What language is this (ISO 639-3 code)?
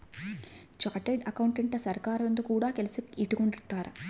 kan